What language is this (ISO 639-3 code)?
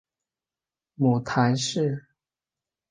zho